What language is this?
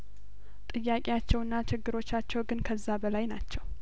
Amharic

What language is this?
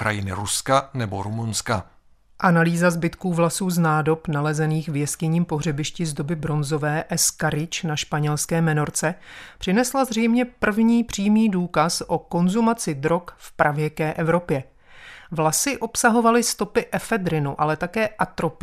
Czech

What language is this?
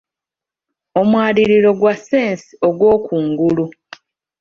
Ganda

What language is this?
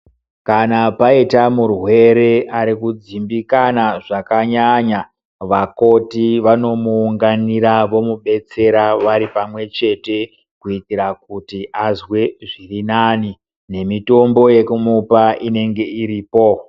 Ndau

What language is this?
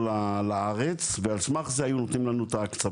Hebrew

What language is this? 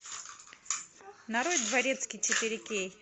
Russian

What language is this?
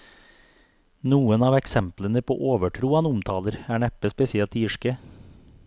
Norwegian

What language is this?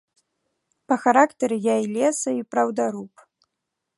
Belarusian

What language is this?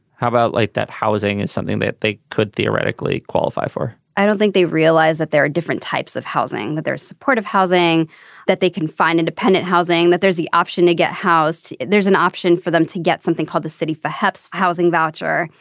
English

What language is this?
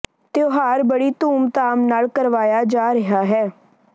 Punjabi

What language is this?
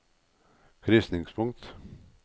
Norwegian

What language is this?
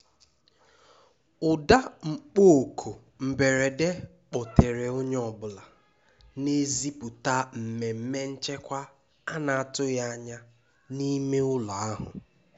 Igbo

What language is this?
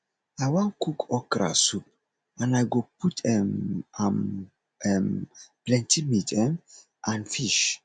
Nigerian Pidgin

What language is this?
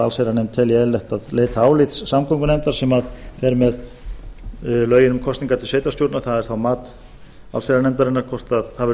Icelandic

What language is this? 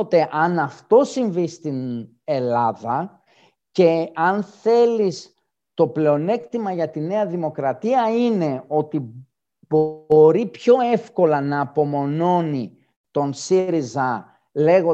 Greek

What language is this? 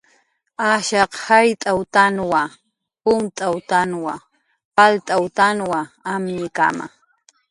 Jaqaru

